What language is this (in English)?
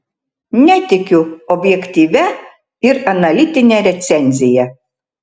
Lithuanian